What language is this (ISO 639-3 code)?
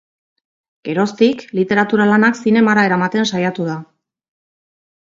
eus